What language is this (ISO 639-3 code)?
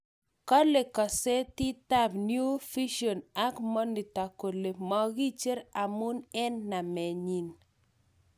kln